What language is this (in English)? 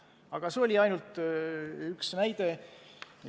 Estonian